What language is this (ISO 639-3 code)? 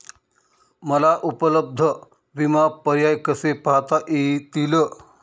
mar